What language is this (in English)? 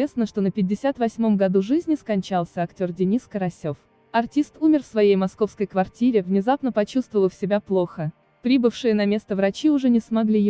Russian